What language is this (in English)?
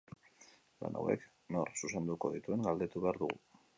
Basque